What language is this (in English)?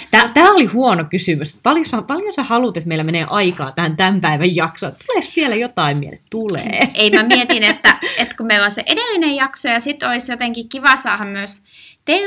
Finnish